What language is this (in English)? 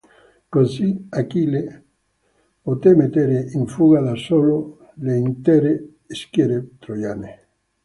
Italian